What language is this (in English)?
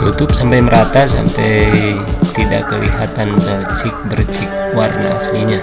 Indonesian